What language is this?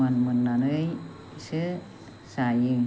Bodo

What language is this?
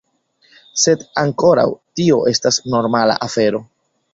Esperanto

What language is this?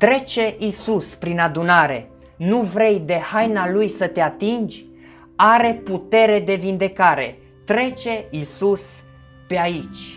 Romanian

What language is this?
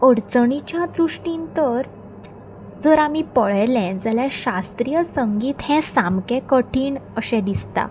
Konkani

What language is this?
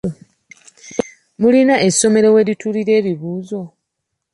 Ganda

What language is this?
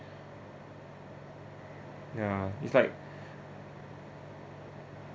English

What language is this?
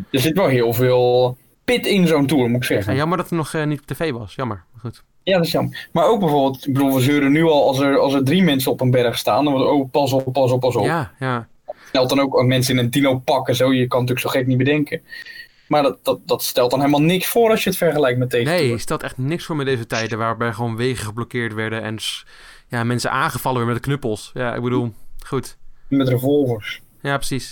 Dutch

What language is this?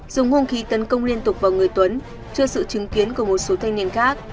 Vietnamese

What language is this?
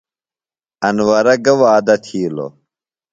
Phalura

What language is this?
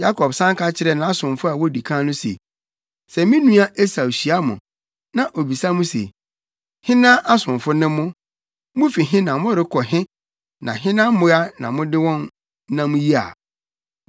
Akan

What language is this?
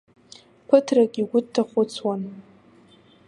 Abkhazian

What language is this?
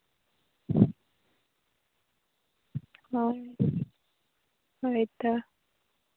Santali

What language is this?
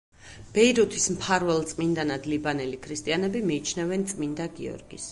Georgian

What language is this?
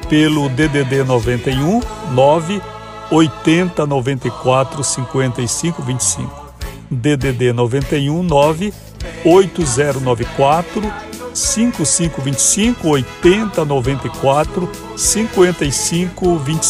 Portuguese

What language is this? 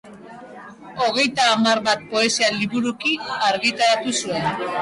Basque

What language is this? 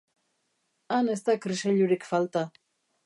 Basque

